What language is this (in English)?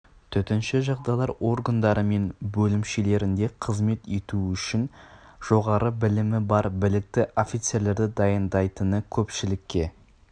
Kazakh